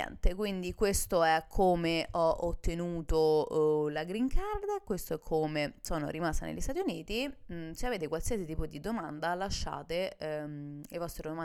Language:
Italian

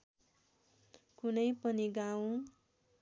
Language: Nepali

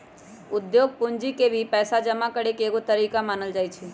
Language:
Magahi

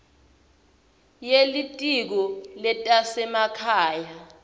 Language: Swati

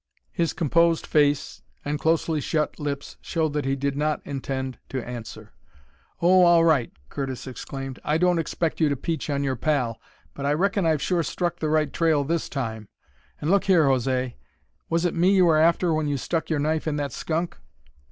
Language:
English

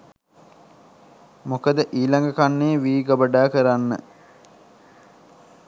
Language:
Sinhala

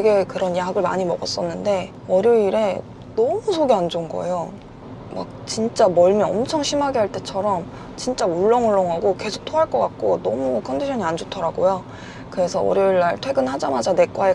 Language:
Korean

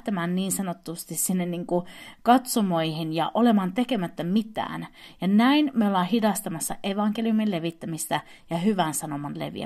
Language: Finnish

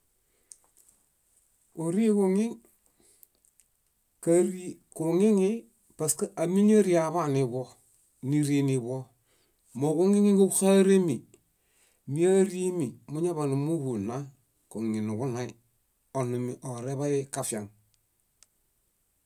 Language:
Bayot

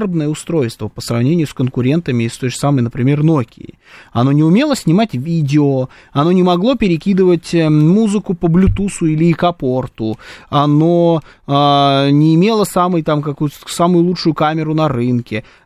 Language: Russian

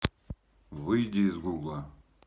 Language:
Russian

